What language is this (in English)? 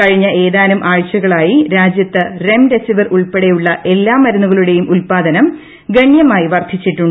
Malayalam